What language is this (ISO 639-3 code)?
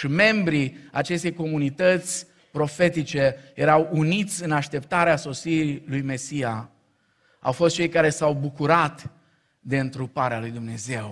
ron